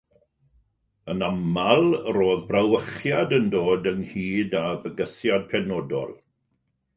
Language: Welsh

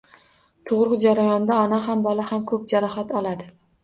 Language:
Uzbek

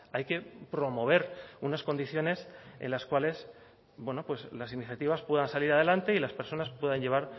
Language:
Spanish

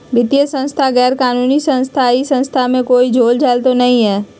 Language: Magahi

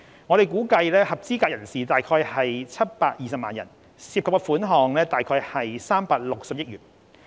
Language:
Cantonese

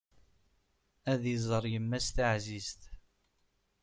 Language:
Kabyle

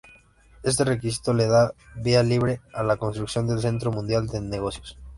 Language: Spanish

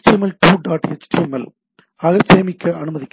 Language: Tamil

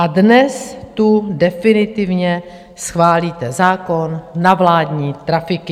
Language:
Czech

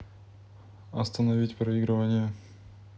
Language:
Russian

